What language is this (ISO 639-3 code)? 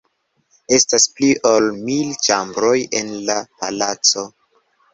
epo